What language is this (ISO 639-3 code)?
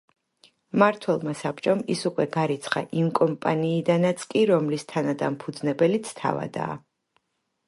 kat